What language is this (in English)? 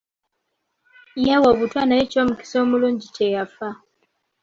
Ganda